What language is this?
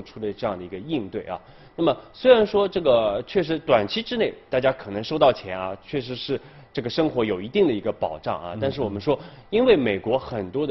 Chinese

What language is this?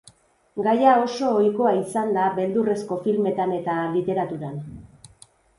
Basque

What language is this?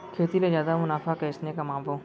Chhattisgarhi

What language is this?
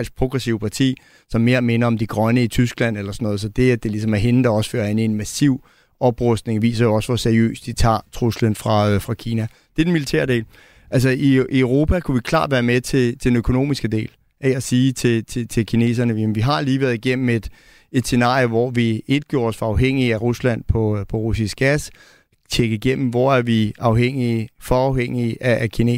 Danish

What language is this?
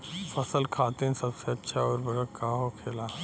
Bhojpuri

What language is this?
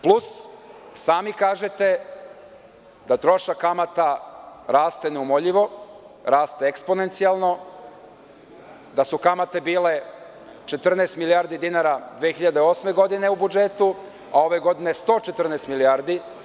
Serbian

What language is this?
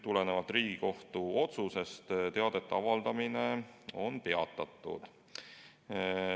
Estonian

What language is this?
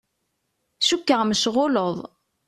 Kabyle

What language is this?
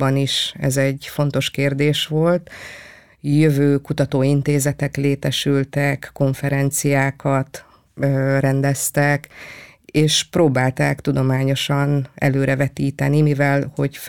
Hungarian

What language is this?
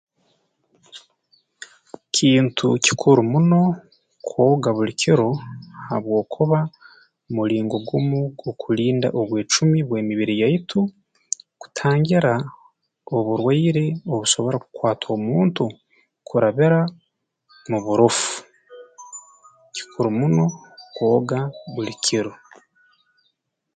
Tooro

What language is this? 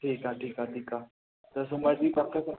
Sindhi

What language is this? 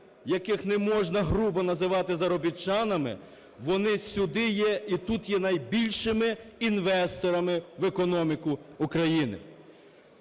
Ukrainian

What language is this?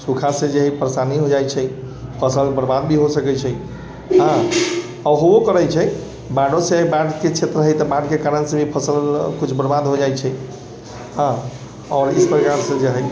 Maithili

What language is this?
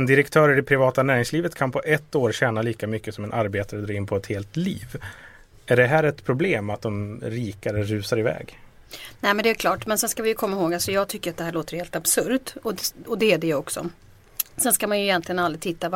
Swedish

